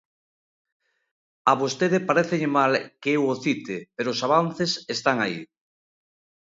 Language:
Galician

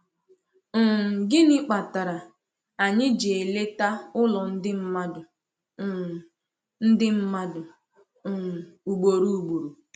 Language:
Igbo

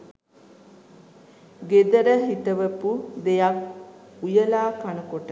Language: Sinhala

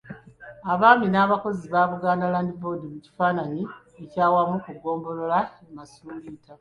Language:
Ganda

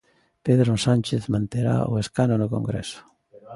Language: Galician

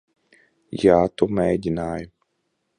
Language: Latvian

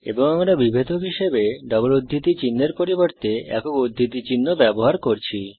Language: Bangla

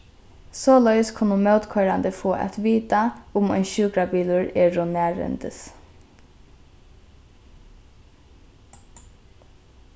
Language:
Faroese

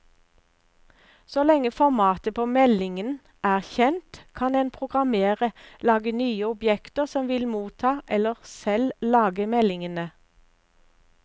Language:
Norwegian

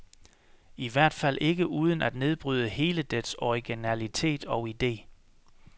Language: Danish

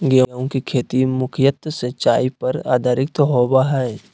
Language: Magahi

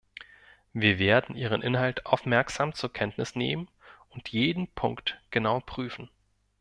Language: German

